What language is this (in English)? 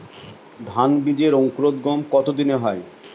Bangla